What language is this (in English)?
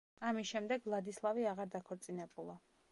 Georgian